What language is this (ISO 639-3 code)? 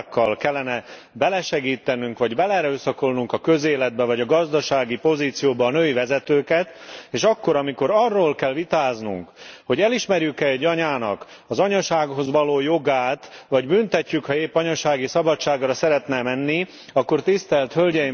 hun